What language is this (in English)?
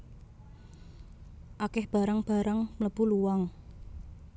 Javanese